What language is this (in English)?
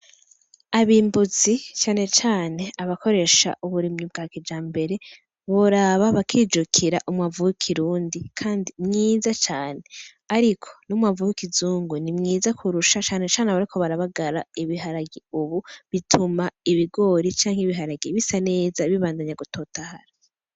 Rundi